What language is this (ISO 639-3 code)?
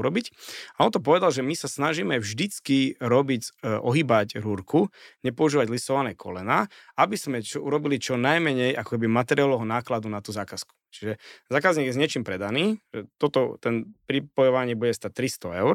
slk